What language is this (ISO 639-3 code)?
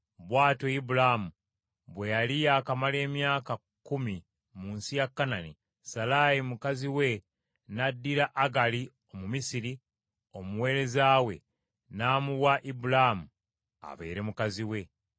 lug